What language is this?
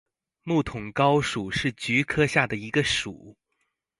Chinese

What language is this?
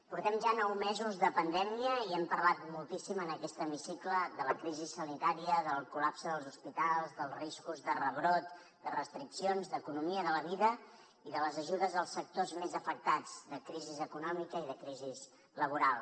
Catalan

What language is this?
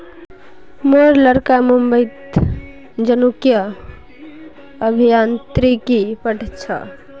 Magahi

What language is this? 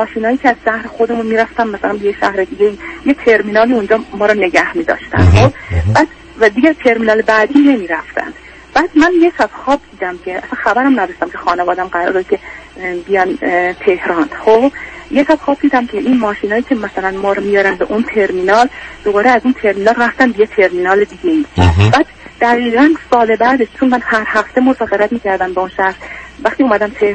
Persian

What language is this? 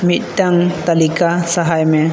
Santali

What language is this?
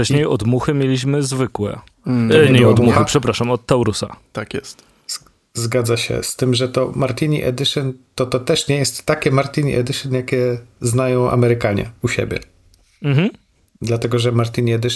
Polish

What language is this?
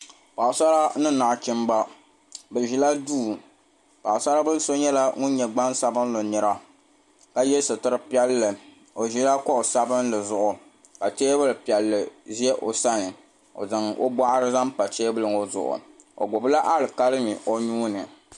Dagbani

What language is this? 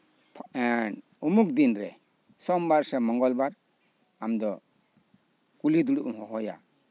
Santali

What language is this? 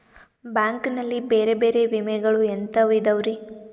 Kannada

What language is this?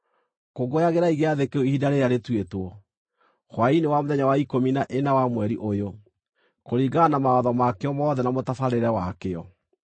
Kikuyu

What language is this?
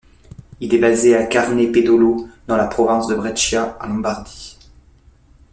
French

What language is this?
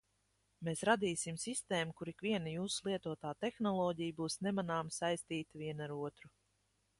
Latvian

